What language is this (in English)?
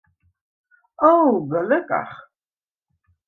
Western Frisian